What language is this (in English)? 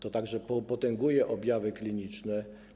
Polish